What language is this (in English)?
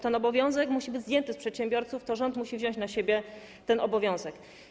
Polish